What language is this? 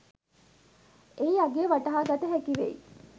Sinhala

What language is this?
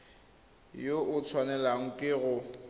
Tswana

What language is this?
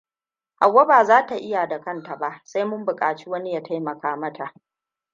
Hausa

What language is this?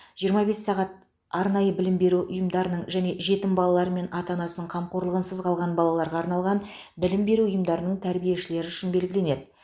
Kazakh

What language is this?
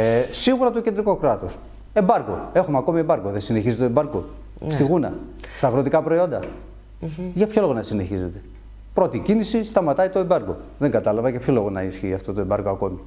Greek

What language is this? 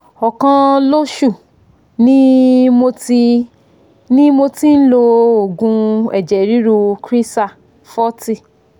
Yoruba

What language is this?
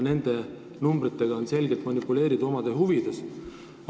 Estonian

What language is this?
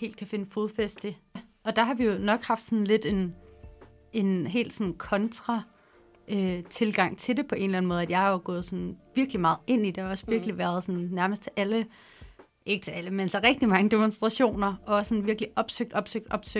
Danish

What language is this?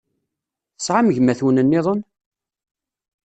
Kabyle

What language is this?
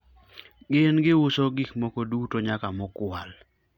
Luo (Kenya and Tanzania)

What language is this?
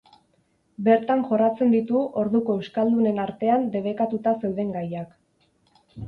Basque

